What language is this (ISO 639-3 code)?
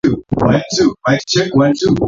swa